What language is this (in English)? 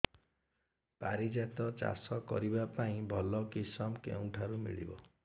Odia